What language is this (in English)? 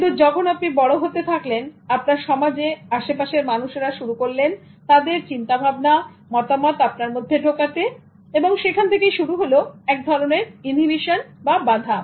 Bangla